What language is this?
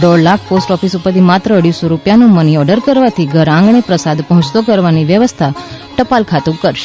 Gujarati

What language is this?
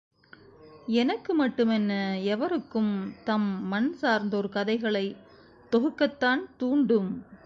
Tamil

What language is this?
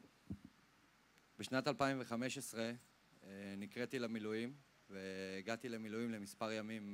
Hebrew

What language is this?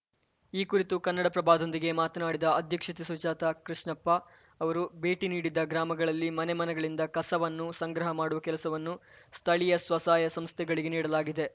Kannada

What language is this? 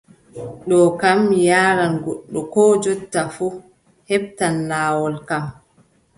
Adamawa Fulfulde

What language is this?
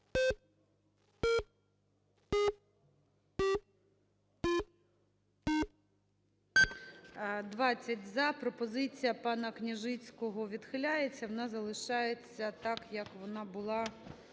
Ukrainian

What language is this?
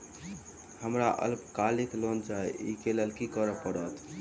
Maithili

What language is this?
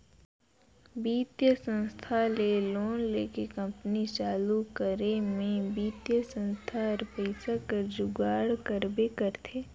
Chhattisgarhi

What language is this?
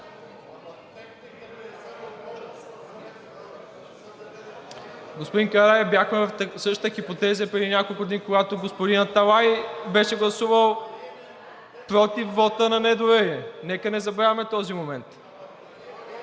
Bulgarian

